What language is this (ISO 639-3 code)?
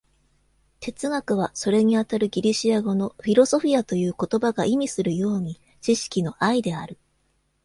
jpn